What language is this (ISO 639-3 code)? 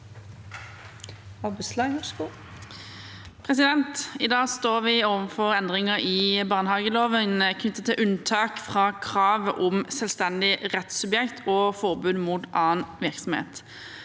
nor